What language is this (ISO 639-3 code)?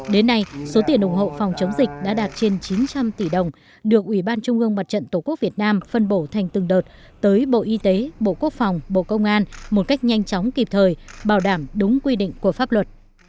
vie